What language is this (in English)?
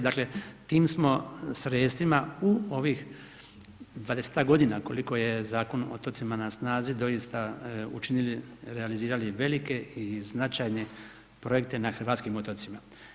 Croatian